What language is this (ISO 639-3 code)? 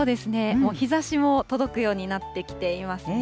jpn